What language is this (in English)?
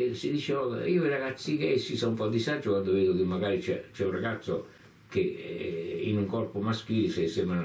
Italian